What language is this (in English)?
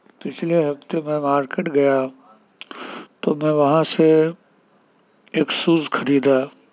Urdu